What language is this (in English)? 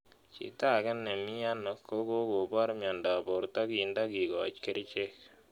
Kalenjin